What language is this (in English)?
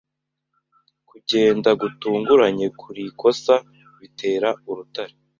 Kinyarwanda